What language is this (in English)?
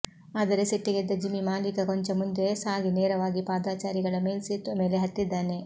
Kannada